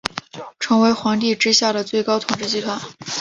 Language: Chinese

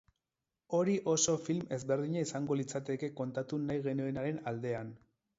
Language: Basque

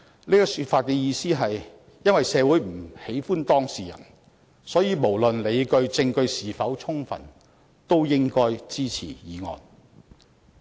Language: Cantonese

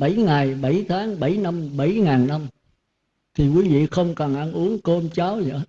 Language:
Vietnamese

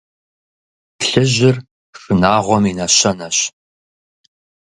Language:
Kabardian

